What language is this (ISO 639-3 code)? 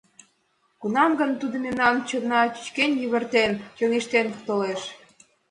chm